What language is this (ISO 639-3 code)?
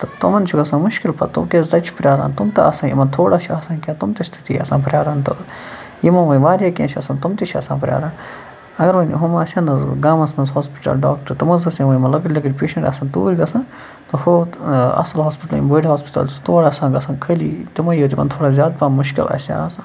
kas